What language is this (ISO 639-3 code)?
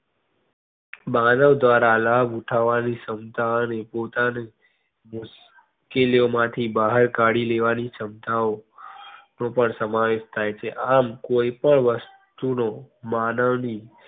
guj